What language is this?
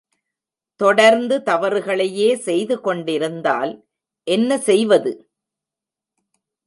Tamil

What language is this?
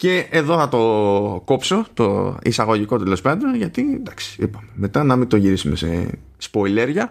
Greek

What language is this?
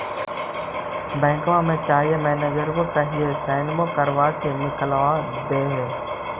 Magahi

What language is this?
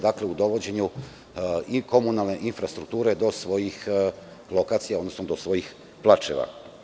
Serbian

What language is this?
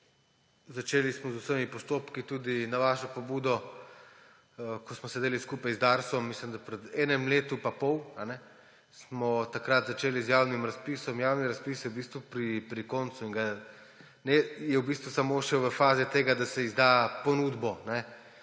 Slovenian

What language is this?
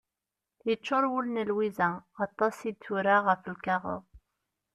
Kabyle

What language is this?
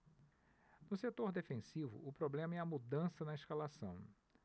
Portuguese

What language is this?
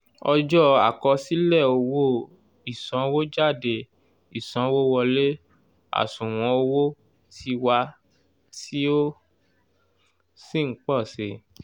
Yoruba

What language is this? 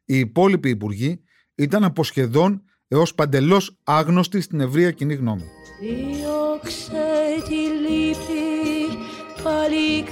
Greek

